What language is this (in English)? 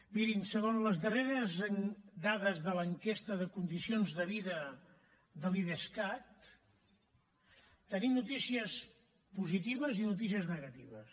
Catalan